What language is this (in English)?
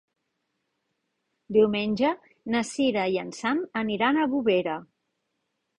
Catalan